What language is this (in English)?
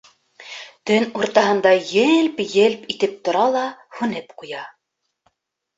Bashkir